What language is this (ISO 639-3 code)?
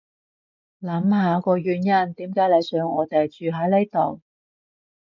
yue